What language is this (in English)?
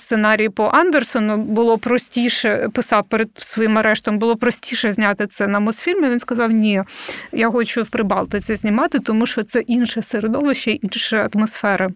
Ukrainian